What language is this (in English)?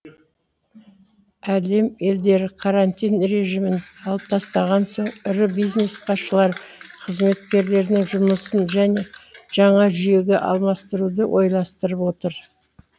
Kazakh